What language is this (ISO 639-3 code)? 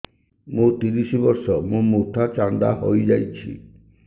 ori